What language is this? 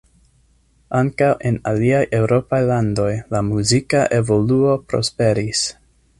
Esperanto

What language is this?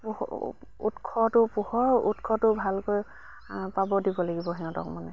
Assamese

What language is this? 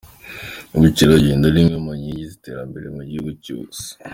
Kinyarwanda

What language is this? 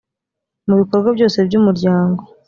Kinyarwanda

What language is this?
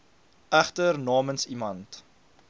Afrikaans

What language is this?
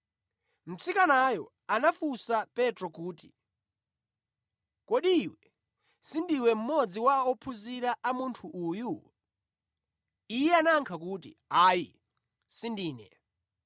Nyanja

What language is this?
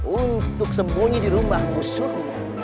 Indonesian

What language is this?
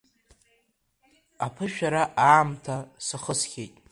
Abkhazian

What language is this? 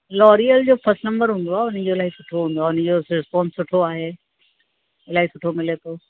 Sindhi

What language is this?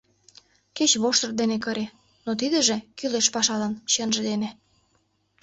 Mari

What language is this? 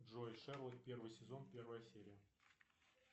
Russian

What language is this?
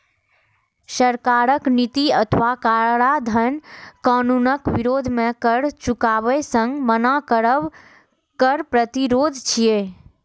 Maithili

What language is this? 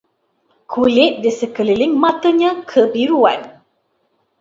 Malay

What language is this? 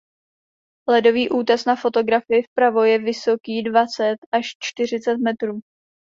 Czech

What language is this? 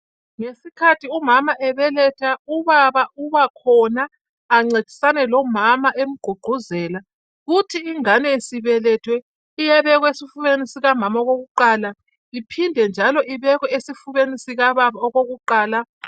North Ndebele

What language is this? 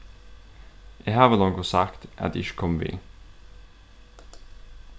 Faroese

